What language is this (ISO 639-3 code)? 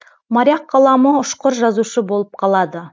kaz